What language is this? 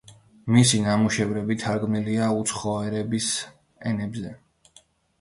Georgian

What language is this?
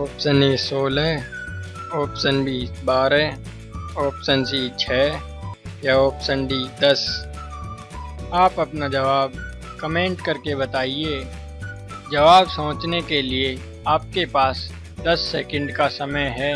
Hindi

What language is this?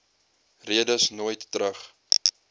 Afrikaans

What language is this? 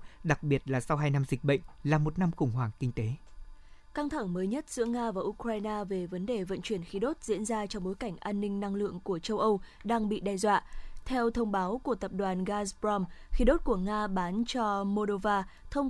Vietnamese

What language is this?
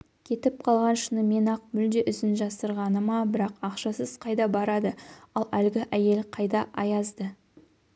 Kazakh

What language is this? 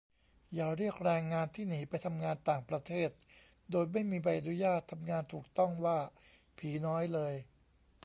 Thai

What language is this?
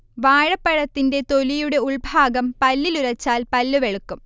Malayalam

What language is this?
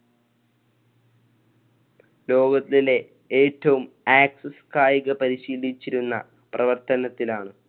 Malayalam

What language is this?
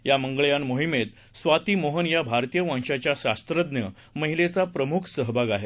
Marathi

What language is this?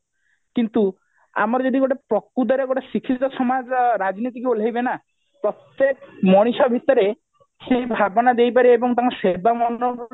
Odia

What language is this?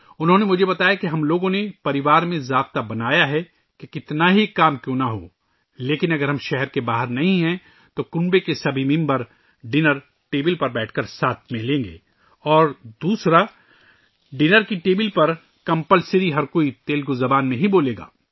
Urdu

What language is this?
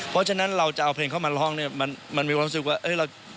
Thai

